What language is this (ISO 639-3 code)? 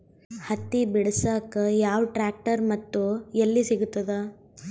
kan